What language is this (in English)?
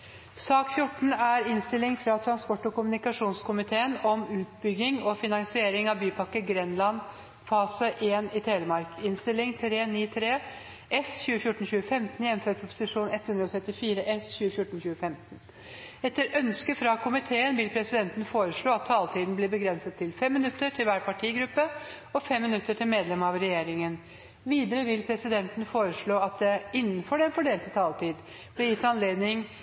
Norwegian Bokmål